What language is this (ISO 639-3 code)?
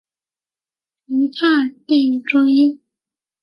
zho